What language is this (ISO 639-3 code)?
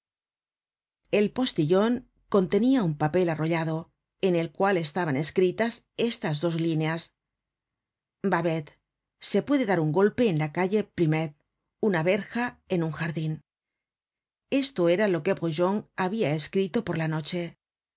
spa